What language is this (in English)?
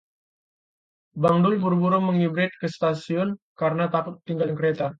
Indonesian